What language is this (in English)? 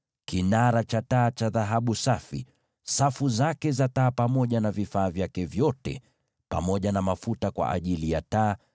Swahili